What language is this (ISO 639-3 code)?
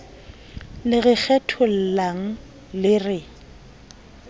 sot